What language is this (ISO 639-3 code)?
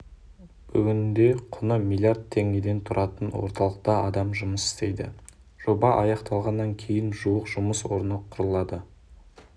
kaz